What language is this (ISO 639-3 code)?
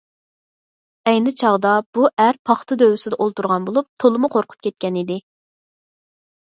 uig